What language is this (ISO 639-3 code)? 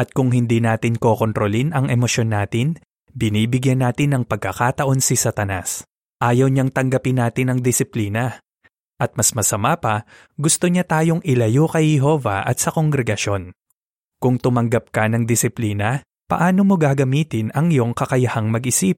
fil